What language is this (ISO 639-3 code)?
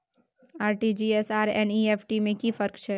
mai